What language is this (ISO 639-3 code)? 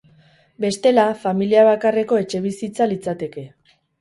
eus